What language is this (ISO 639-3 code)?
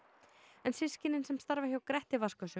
isl